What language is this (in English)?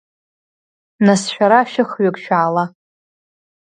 Abkhazian